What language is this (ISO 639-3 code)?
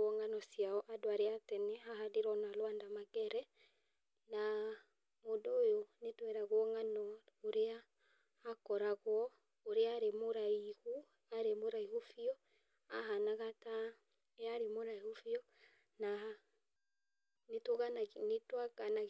kik